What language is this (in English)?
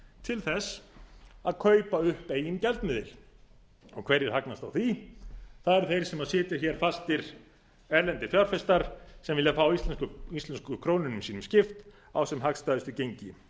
Icelandic